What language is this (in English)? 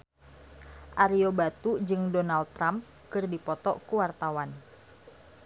Sundanese